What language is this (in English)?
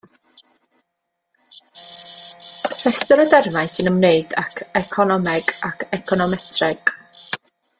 Welsh